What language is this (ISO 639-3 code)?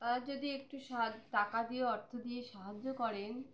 ben